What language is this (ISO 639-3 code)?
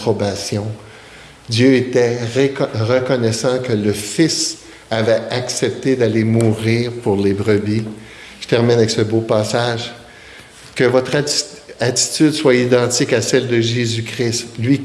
fra